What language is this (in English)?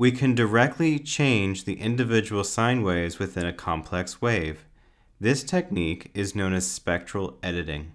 English